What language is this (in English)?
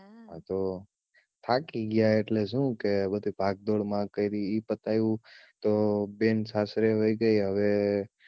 Gujarati